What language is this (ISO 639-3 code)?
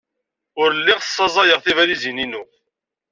kab